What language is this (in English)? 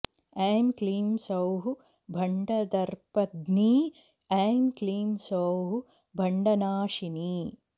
Sanskrit